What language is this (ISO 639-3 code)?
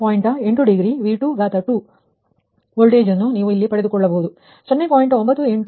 kan